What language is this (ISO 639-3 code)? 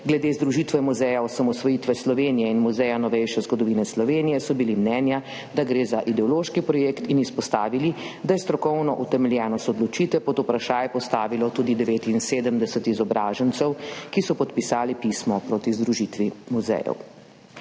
slv